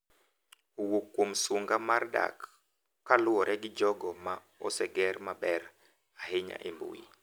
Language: Luo (Kenya and Tanzania)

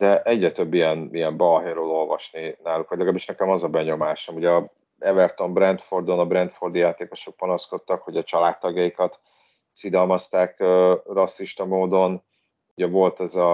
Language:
Hungarian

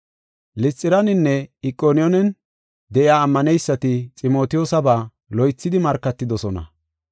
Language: Gofa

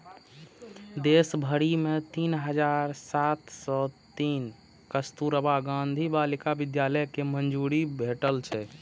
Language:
Maithili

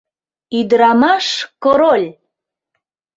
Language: Mari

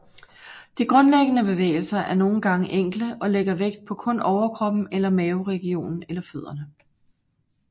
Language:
Danish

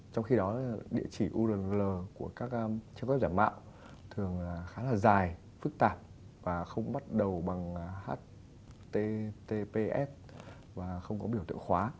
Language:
Vietnamese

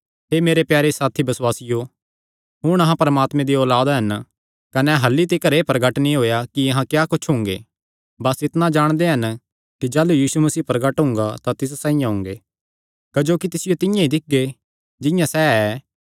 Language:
Kangri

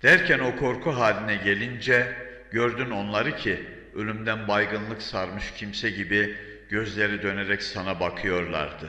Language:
Turkish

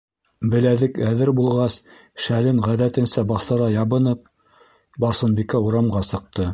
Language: Bashkir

